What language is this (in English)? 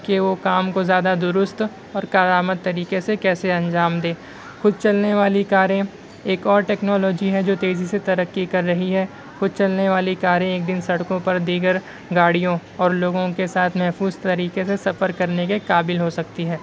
Urdu